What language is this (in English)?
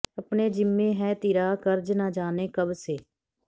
Punjabi